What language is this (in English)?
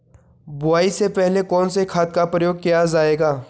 Hindi